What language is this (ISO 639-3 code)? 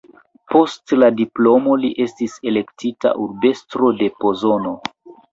epo